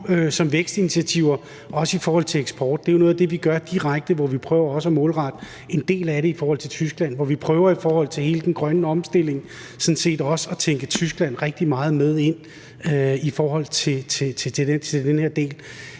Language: Danish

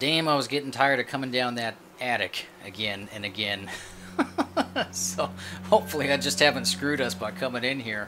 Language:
English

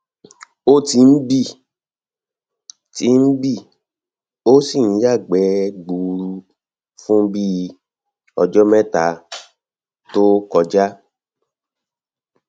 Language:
Yoruba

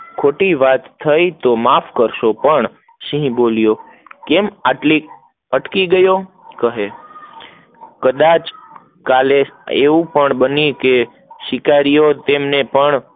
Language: Gujarati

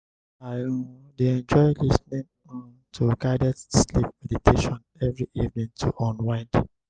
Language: Nigerian Pidgin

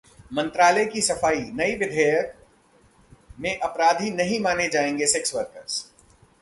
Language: Hindi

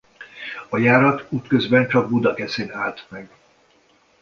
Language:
Hungarian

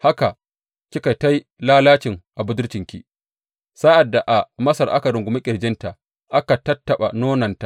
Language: Hausa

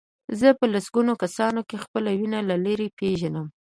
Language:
Pashto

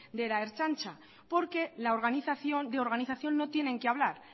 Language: Spanish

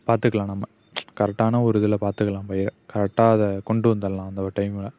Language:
Tamil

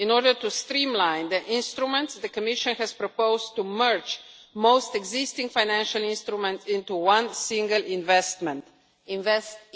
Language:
English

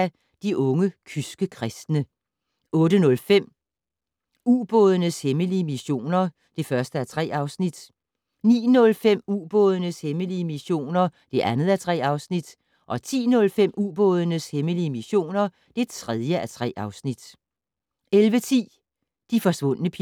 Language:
Danish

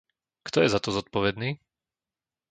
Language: Slovak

